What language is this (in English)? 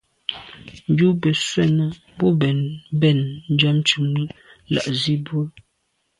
Medumba